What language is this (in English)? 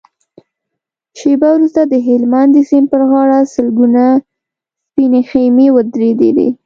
Pashto